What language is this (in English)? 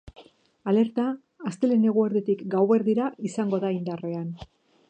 Basque